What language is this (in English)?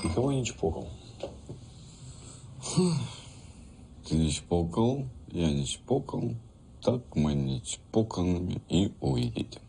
Russian